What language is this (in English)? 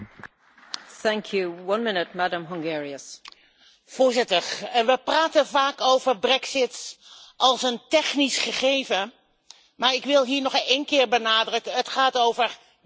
Dutch